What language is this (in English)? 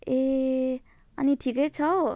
Nepali